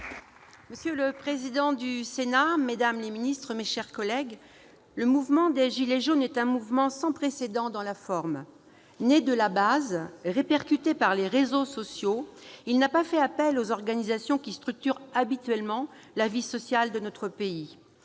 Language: French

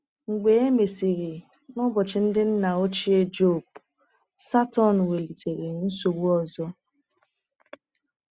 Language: Igbo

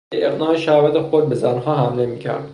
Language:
Persian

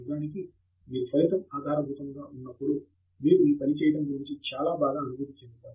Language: Telugu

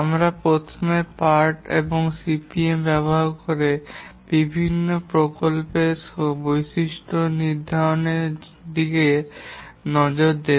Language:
Bangla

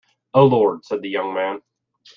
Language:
English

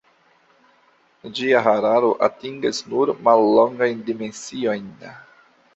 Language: Esperanto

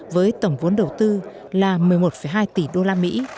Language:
Vietnamese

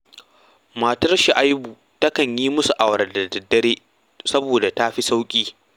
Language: Hausa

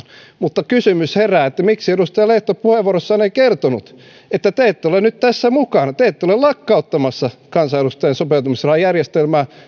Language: Finnish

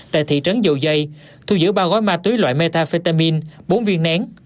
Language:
Vietnamese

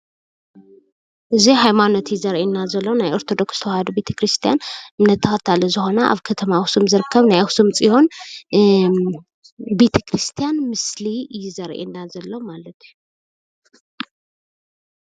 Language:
Tigrinya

